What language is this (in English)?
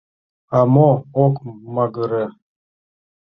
Mari